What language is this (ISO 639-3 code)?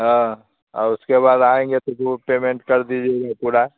hin